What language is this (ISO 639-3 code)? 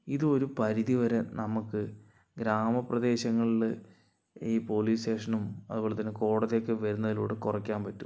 mal